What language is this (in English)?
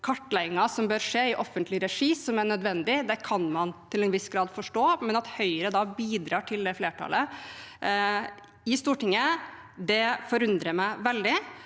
Norwegian